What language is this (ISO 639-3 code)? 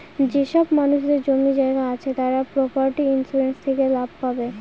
ben